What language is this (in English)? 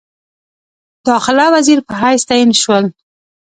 Pashto